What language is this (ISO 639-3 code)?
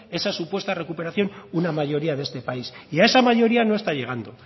spa